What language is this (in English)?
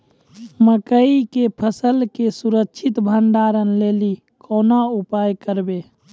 Maithili